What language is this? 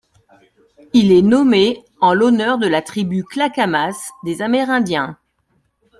French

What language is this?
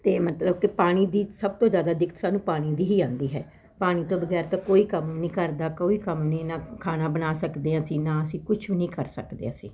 Punjabi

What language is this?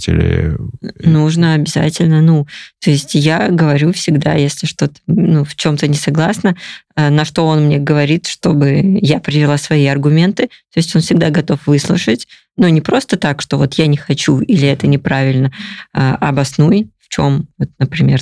Russian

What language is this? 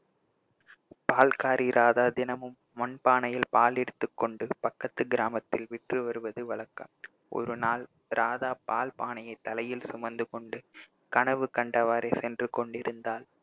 Tamil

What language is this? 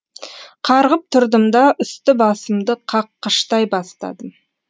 Kazakh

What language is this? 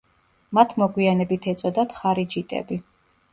Georgian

